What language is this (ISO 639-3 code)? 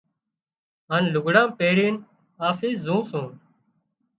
kxp